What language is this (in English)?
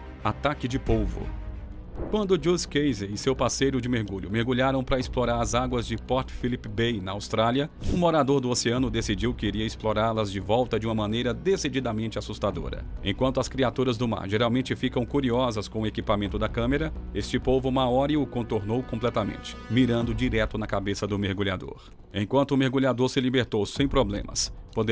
Portuguese